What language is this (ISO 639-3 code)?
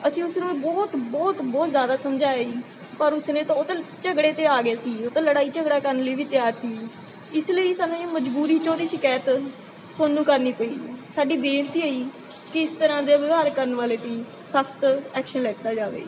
pan